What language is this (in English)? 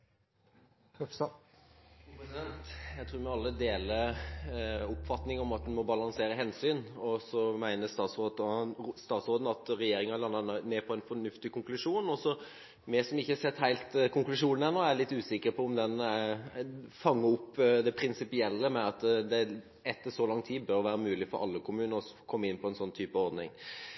Norwegian